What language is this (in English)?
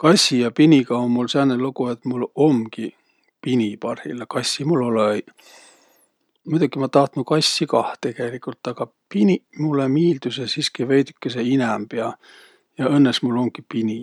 Võro